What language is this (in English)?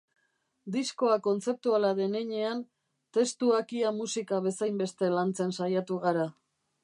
Basque